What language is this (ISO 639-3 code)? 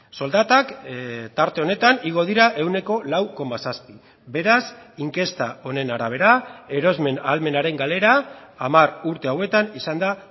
eus